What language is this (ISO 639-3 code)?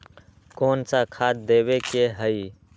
mag